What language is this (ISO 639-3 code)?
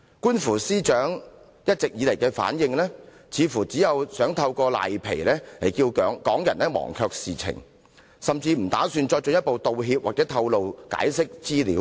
yue